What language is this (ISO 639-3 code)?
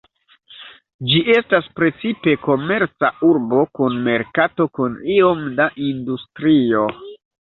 epo